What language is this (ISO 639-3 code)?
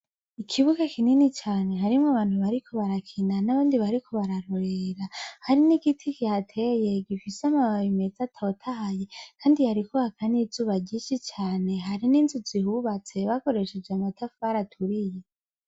run